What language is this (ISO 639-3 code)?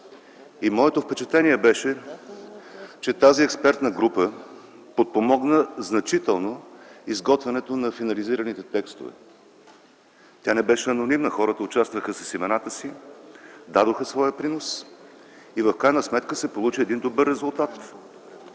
bul